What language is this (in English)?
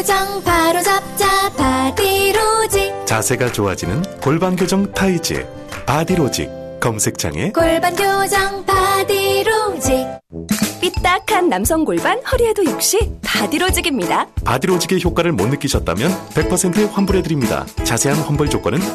Korean